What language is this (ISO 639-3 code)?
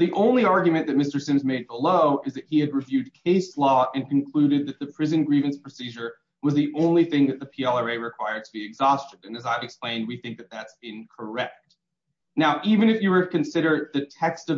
eng